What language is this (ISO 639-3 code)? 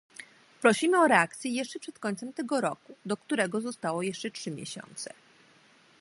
pol